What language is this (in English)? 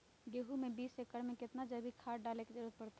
Magahi